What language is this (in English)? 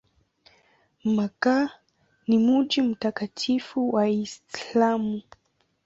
Swahili